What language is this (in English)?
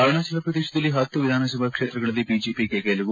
Kannada